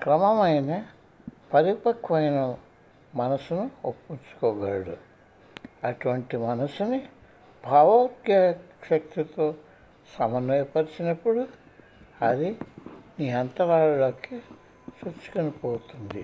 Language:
Telugu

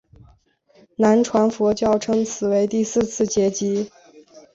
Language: Chinese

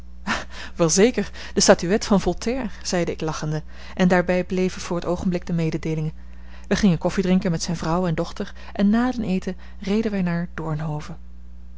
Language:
Dutch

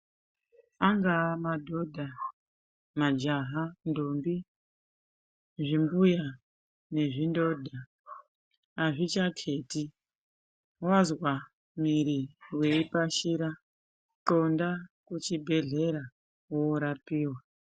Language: Ndau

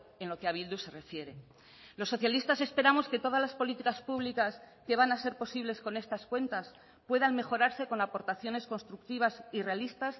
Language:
Spanish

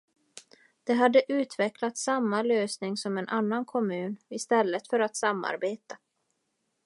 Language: Swedish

